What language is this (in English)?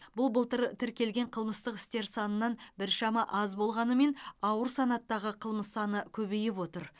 Kazakh